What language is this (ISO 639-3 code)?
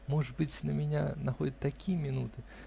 rus